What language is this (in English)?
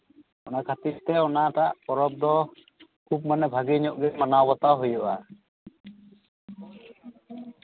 Santali